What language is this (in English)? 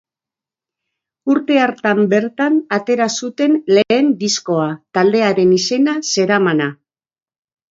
Basque